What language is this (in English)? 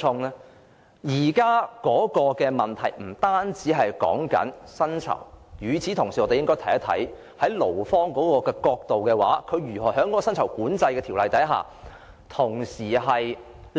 Cantonese